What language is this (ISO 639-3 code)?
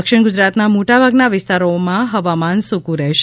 guj